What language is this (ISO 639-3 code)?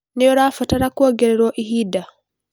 kik